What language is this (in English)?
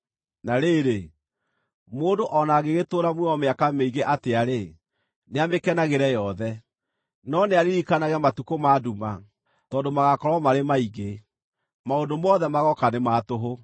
Kikuyu